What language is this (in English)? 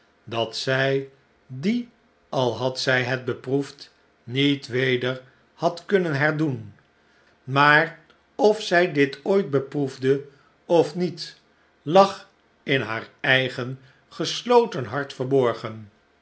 Dutch